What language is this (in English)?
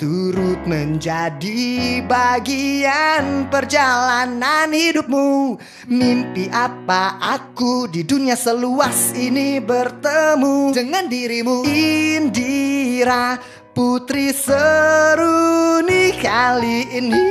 Indonesian